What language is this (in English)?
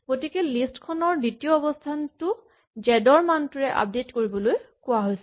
Assamese